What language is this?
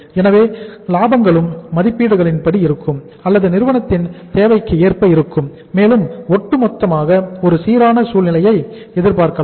Tamil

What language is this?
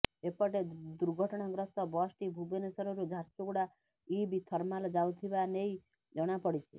Odia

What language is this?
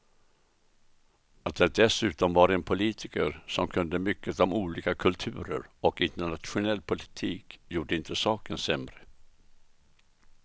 Swedish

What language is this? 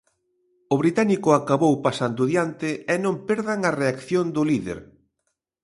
Galician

